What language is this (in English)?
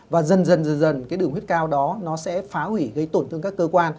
Vietnamese